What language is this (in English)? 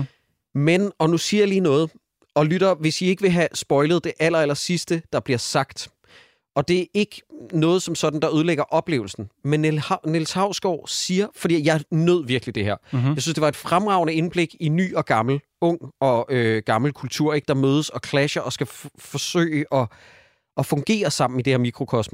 Danish